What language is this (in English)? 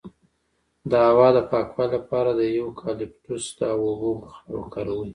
Pashto